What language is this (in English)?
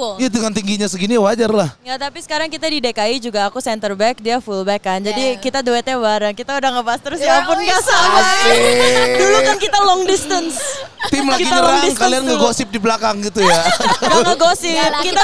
Indonesian